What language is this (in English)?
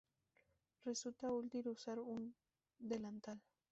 Spanish